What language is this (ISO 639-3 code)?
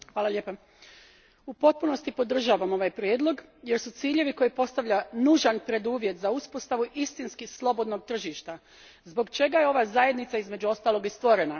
hrv